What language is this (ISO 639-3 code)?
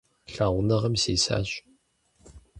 kbd